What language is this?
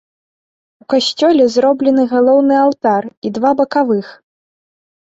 Belarusian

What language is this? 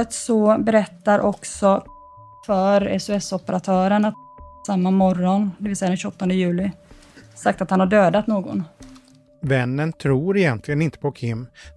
Swedish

